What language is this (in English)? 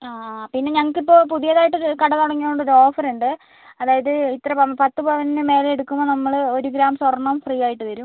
Malayalam